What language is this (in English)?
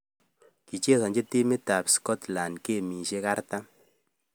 Kalenjin